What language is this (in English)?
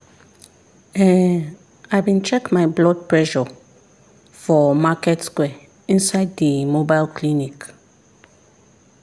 Nigerian Pidgin